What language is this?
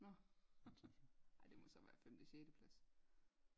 Danish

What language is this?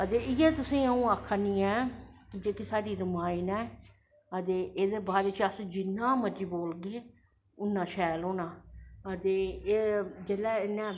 Dogri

